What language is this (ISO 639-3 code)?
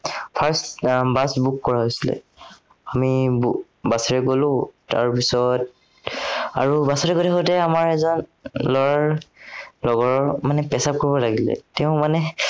asm